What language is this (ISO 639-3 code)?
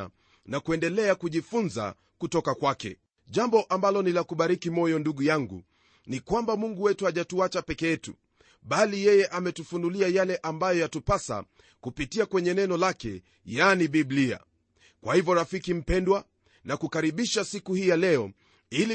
swa